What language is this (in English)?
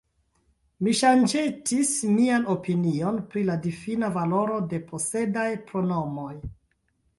Esperanto